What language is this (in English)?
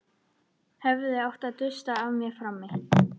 Icelandic